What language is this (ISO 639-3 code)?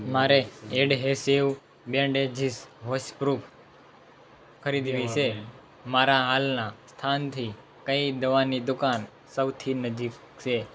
guj